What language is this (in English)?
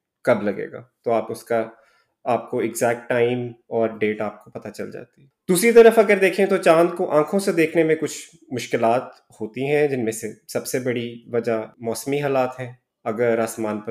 Urdu